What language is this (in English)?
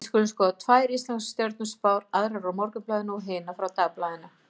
Icelandic